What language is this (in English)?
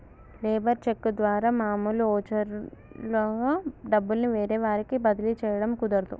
Telugu